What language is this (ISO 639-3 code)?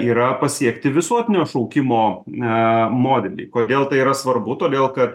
lit